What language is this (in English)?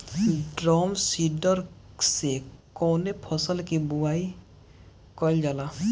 Bhojpuri